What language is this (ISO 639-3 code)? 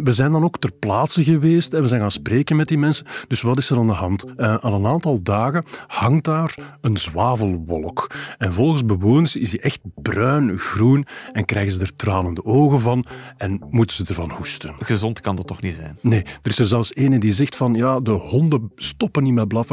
nld